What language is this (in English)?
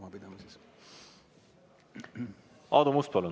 Estonian